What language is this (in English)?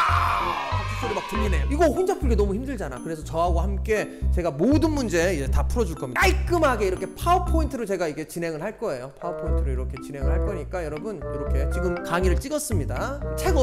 Korean